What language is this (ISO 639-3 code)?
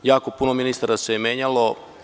srp